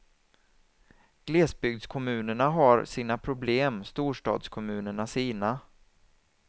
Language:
Swedish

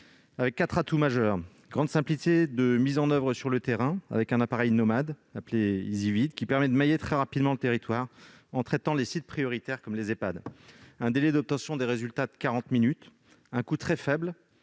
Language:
French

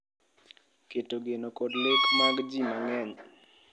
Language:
Luo (Kenya and Tanzania)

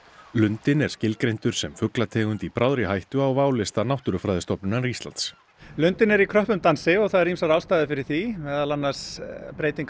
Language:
Icelandic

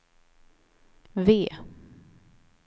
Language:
Swedish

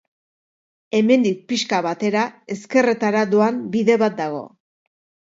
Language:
Basque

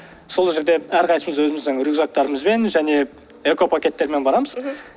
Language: Kazakh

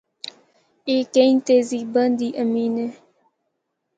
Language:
Northern Hindko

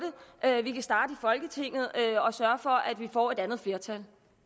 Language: Danish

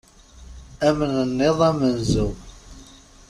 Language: Kabyle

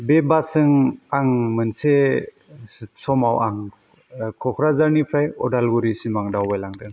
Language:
Bodo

